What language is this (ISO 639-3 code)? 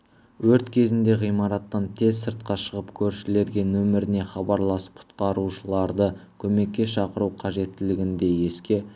kaz